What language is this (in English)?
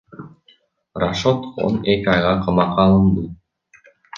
Kyrgyz